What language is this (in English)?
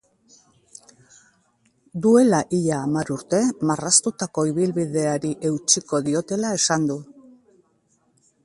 Basque